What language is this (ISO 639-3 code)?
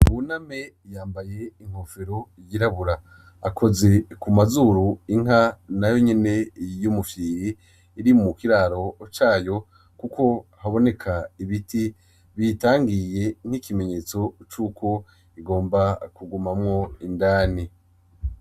run